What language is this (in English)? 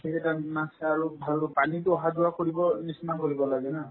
Assamese